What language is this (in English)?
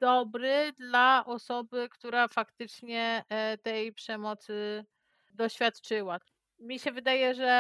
Polish